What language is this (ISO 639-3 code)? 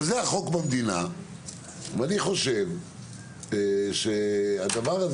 heb